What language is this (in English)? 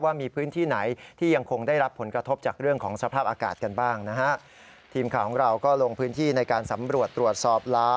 Thai